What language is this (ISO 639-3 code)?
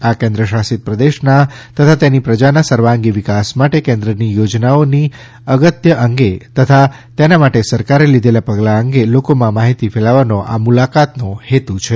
guj